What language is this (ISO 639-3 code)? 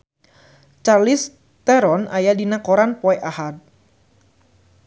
sun